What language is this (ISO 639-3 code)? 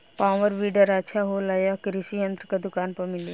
bho